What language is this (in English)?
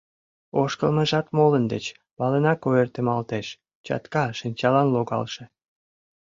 Mari